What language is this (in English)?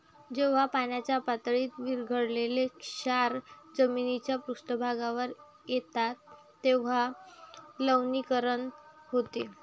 Marathi